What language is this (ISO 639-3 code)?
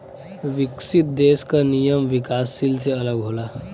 bho